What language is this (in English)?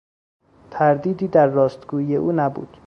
Persian